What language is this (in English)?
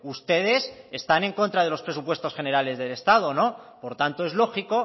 Spanish